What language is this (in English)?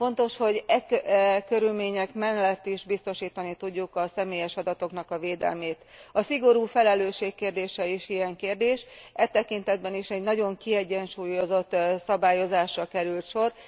Hungarian